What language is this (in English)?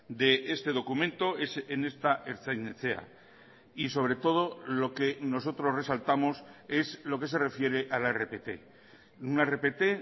Spanish